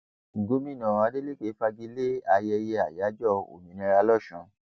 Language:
Yoruba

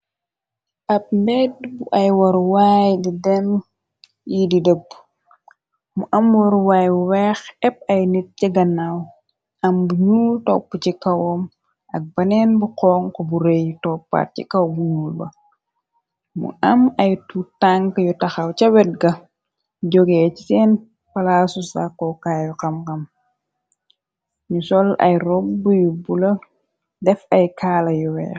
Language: Wolof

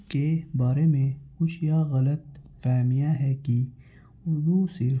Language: Urdu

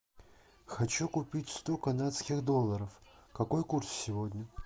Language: Russian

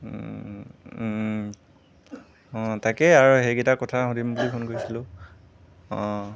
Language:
Assamese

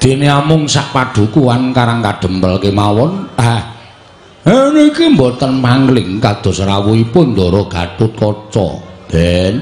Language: Indonesian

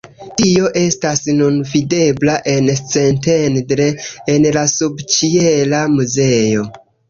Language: Esperanto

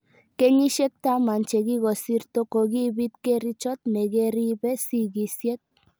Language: Kalenjin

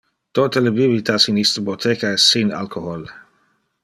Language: Interlingua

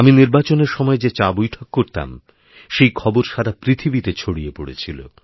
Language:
Bangla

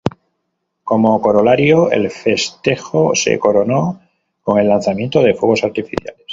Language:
Spanish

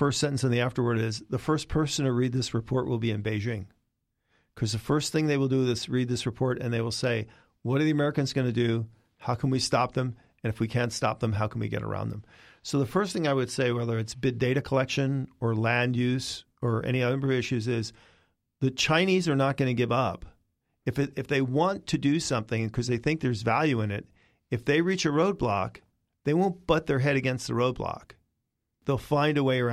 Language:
English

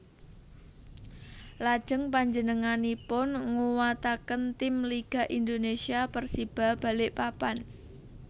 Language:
Javanese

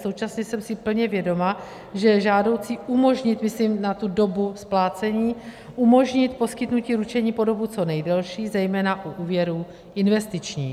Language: Czech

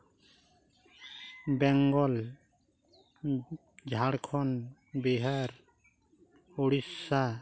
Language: Santali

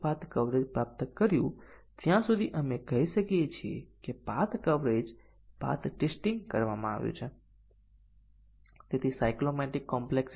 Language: Gujarati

